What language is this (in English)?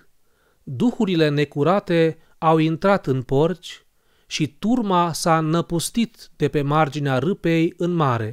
Romanian